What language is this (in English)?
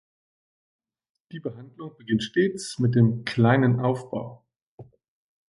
German